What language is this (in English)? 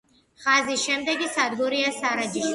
Georgian